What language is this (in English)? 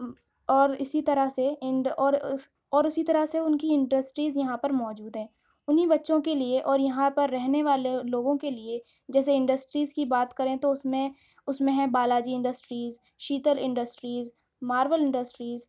Urdu